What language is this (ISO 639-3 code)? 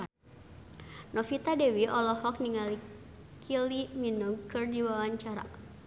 sun